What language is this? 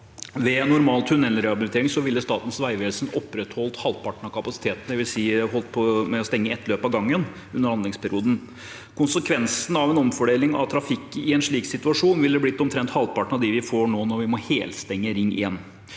Norwegian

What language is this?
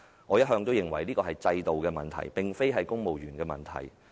Cantonese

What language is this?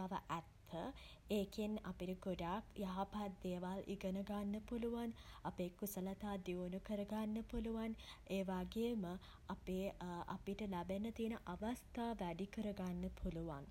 Sinhala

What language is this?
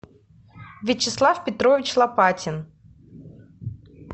Russian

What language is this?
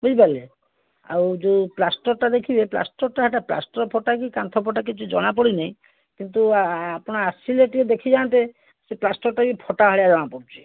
Odia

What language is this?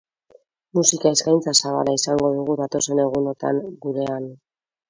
Basque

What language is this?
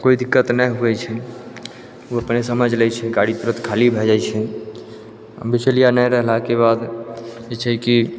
Maithili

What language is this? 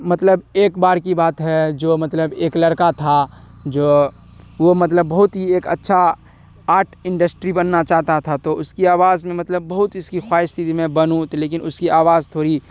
Urdu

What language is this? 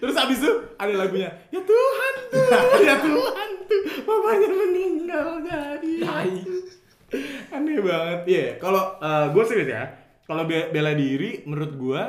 Indonesian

